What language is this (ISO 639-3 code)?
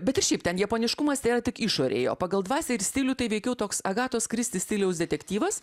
lit